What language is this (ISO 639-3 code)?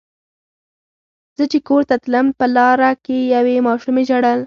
pus